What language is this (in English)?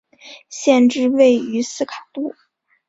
Chinese